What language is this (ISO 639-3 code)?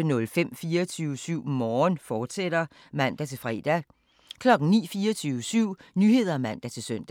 dan